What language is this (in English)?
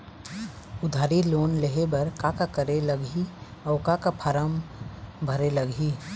Chhattisgarhi